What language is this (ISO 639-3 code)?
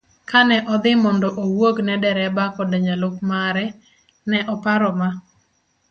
luo